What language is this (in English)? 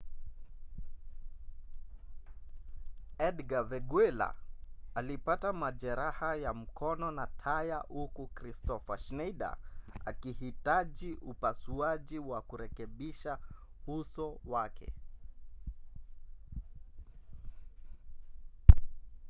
Swahili